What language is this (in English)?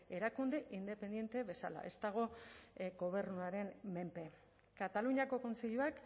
Basque